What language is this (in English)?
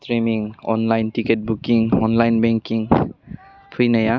Bodo